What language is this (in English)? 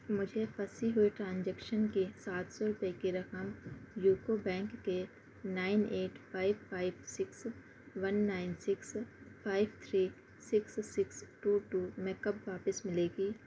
Urdu